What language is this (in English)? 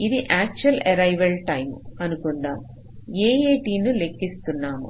Telugu